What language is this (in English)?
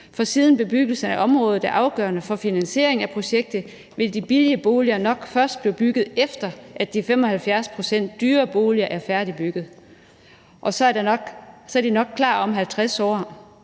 Danish